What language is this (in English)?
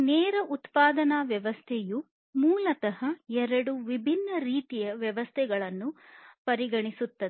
Kannada